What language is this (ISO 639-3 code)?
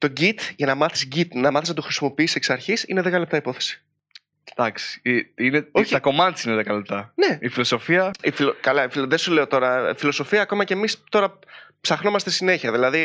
ell